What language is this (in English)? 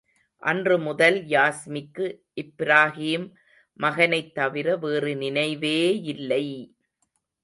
Tamil